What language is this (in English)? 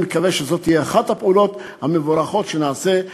Hebrew